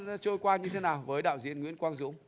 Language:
Vietnamese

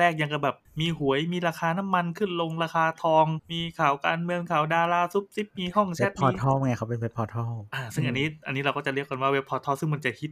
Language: Thai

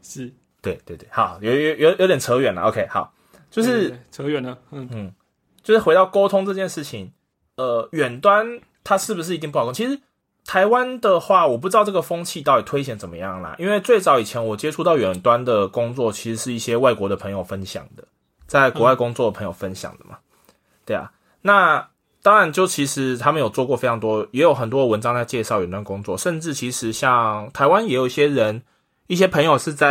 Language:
Chinese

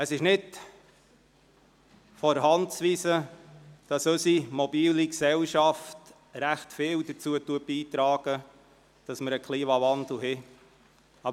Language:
Swiss German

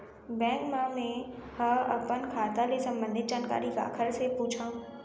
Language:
Chhattisgarhi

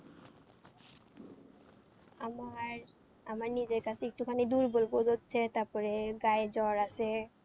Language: Bangla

